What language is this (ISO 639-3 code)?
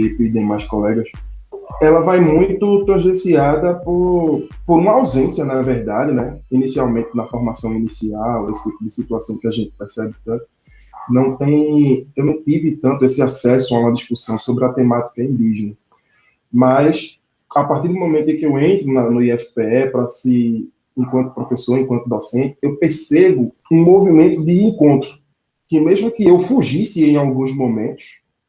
por